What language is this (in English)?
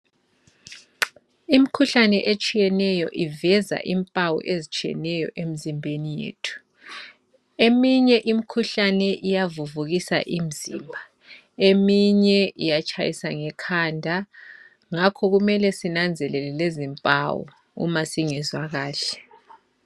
North Ndebele